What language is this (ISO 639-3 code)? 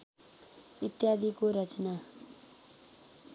nep